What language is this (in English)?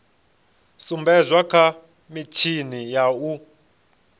Venda